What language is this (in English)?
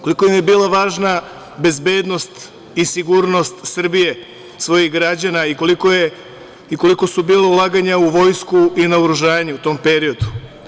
Serbian